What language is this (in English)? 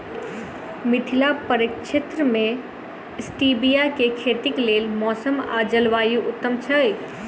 Maithili